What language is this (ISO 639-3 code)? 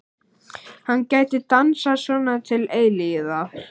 isl